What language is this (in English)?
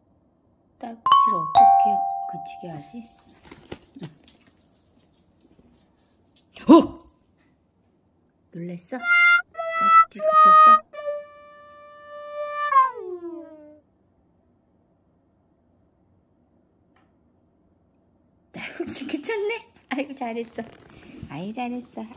Korean